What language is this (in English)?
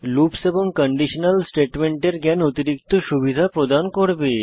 Bangla